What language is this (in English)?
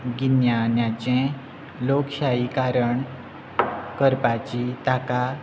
Konkani